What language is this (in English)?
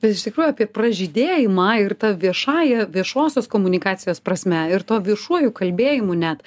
Lithuanian